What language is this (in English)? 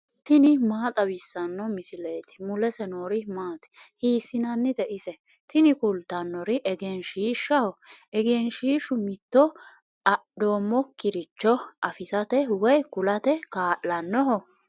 Sidamo